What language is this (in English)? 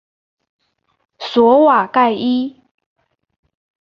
Chinese